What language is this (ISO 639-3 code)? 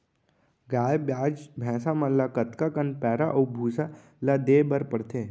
hne